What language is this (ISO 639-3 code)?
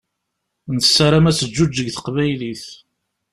kab